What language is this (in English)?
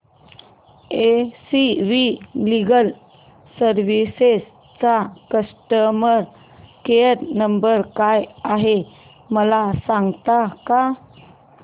Marathi